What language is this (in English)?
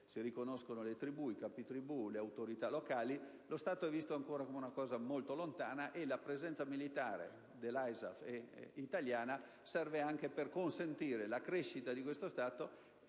Italian